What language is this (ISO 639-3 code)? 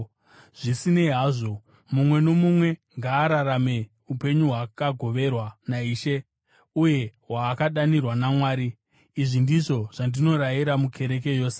sna